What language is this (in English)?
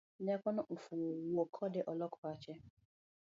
Luo (Kenya and Tanzania)